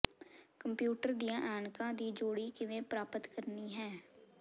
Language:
Punjabi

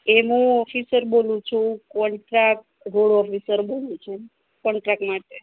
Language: Gujarati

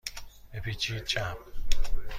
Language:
Persian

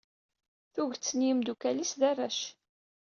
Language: Kabyle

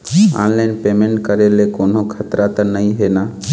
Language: Chhattisgarhi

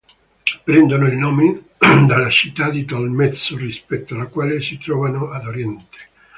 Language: Italian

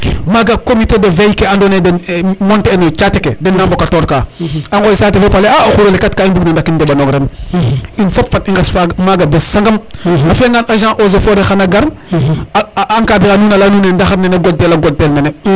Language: Serer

